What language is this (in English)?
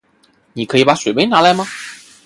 Chinese